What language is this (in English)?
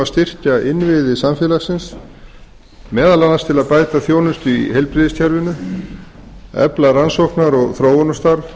Icelandic